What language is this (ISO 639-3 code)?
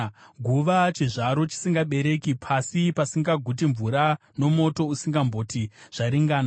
sna